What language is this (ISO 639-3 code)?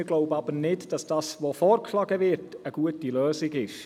gsw